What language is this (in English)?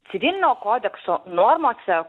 Lithuanian